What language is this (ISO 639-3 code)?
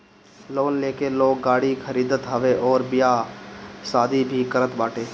bho